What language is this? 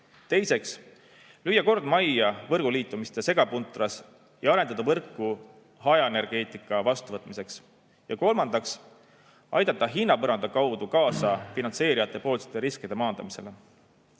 Estonian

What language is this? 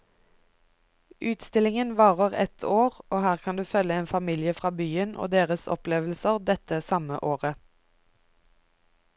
Norwegian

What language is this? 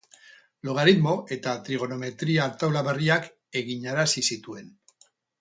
Basque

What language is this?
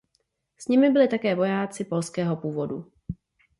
Czech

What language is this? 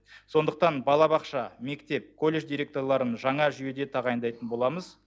Kazakh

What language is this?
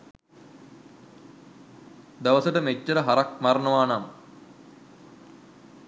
Sinhala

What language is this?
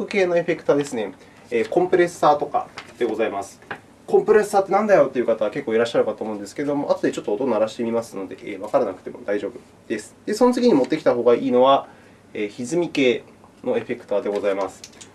Japanese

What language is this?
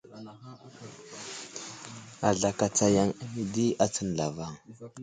Wuzlam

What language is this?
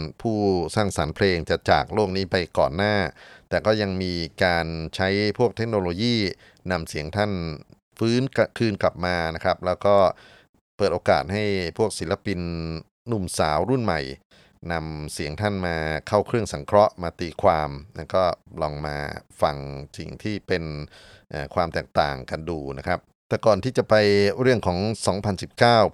Thai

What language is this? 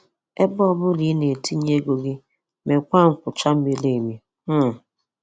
Igbo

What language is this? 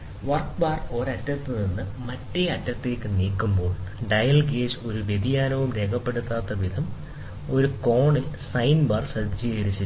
Malayalam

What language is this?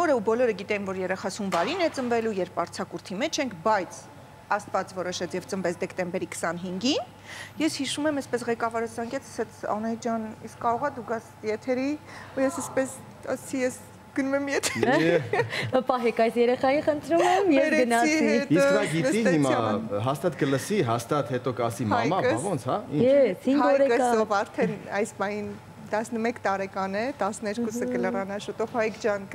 Romanian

